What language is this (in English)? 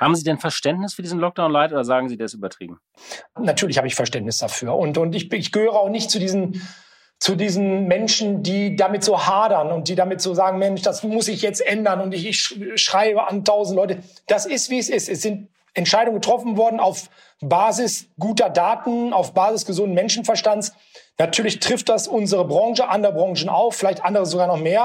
German